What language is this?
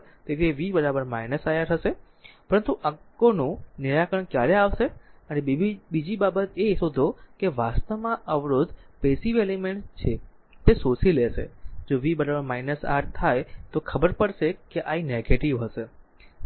Gujarati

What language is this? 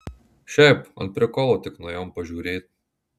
Lithuanian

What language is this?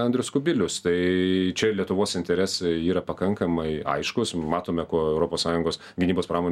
Lithuanian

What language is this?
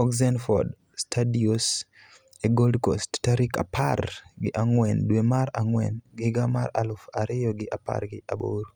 Luo (Kenya and Tanzania)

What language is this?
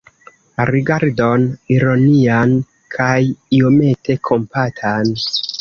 Esperanto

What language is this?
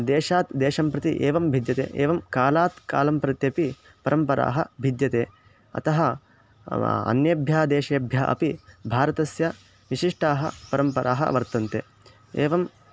Sanskrit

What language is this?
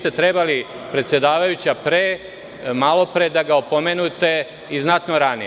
Serbian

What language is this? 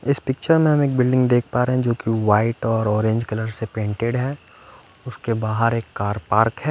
Hindi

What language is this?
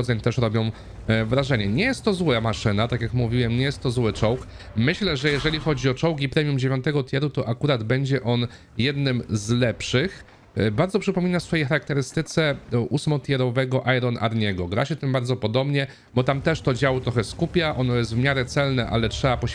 Polish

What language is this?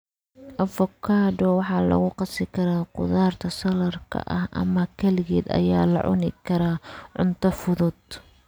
Somali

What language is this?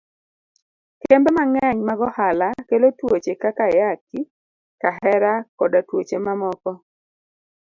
Luo (Kenya and Tanzania)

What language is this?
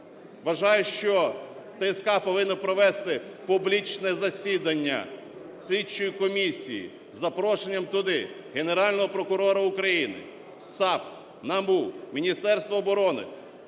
Ukrainian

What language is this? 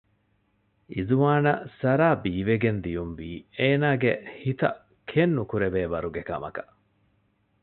Divehi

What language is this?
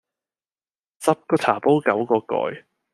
Cantonese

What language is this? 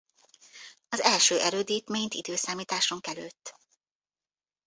Hungarian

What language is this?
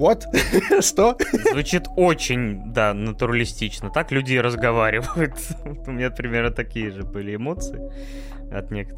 Russian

